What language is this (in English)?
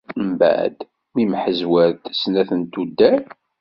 Kabyle